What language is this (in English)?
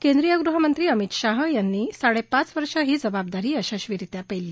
Marathi